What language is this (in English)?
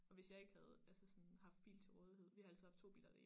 Danish